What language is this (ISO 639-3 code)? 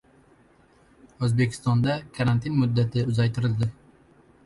uzb